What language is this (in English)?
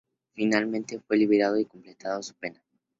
Spanish